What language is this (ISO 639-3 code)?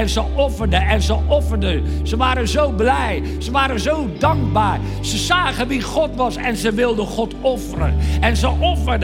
nld